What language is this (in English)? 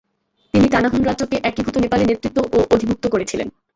Bangla